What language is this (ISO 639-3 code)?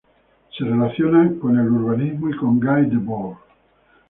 spa